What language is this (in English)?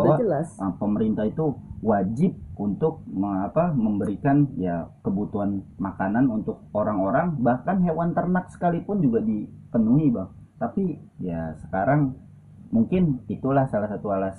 Indonesian